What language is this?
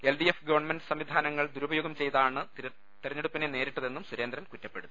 Malayalam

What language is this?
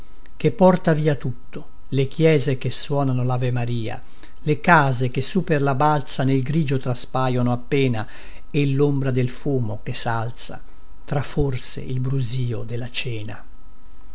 Italian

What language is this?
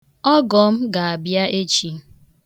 Igbo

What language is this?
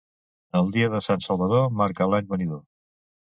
Catalan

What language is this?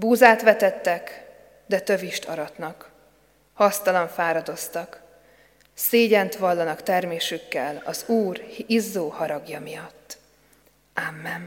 Hungarian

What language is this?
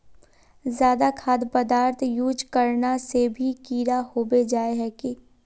Magahi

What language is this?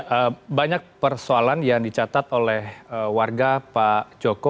Indonesian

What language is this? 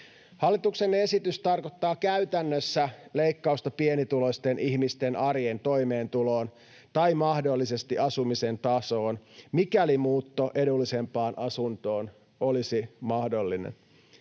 Finnish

